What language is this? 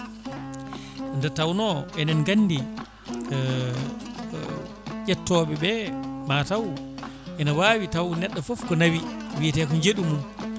Fula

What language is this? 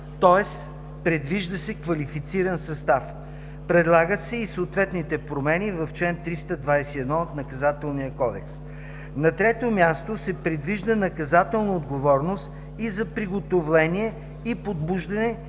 Bulgarian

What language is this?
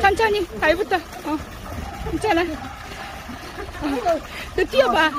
Korean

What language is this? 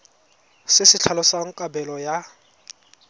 Tswana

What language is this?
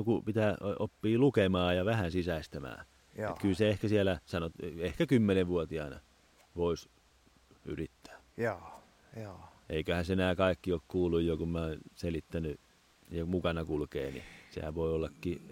Finnish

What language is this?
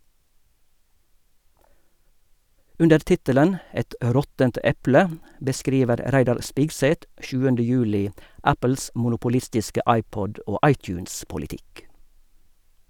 Norwegian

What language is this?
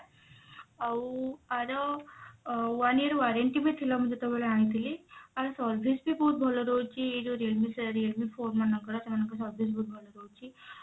Odia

